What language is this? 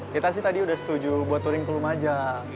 Indonesian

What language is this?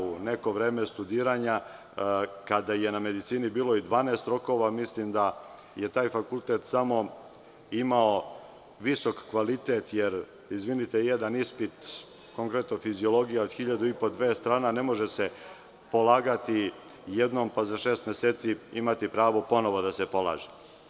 Serbian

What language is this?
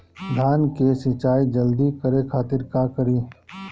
Bhojpuri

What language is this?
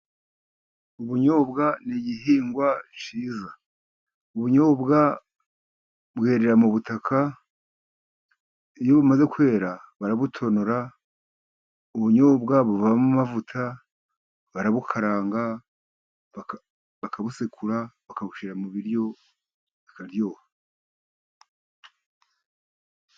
Kinyarwanda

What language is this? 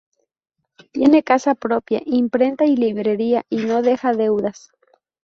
Spanish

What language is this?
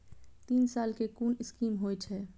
Maithili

